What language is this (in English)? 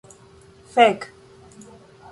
Esperanto